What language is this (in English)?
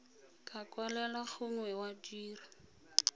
Tswana